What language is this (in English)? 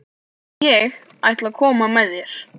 Icelandic